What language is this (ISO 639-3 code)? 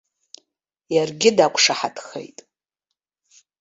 abk